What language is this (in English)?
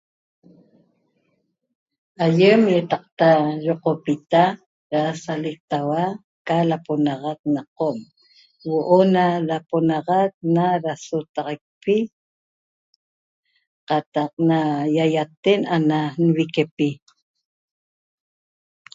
Toba